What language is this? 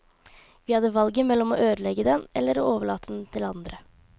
Norwegian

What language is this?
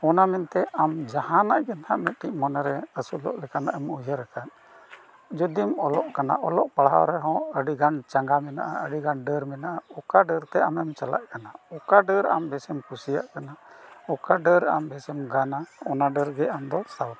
Santali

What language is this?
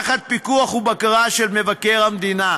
Hebrew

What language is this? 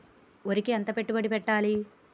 Telugu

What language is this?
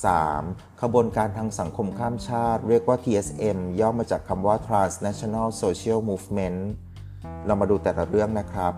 Thai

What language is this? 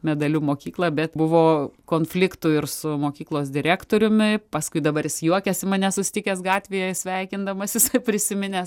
Lithuanian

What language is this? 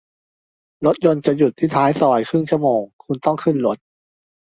Thai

